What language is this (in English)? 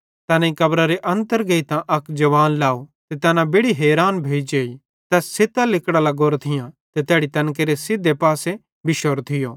Bhadrawahi